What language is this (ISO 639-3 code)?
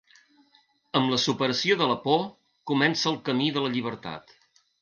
cat